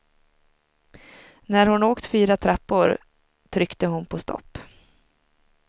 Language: Swedish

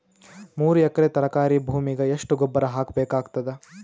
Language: Kannada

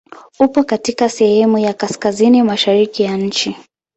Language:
Swahili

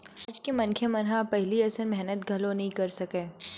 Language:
Chhattisgarhi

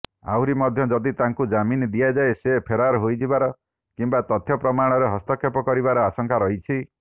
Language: Odia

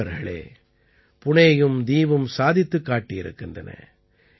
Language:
Tamil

